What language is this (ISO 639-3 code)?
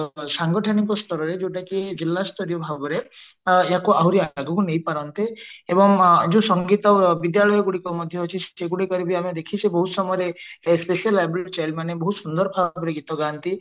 ori